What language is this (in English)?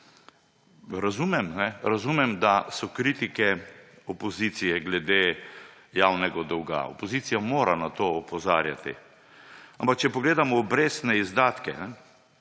Slovenian